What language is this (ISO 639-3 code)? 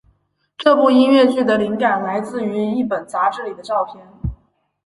zho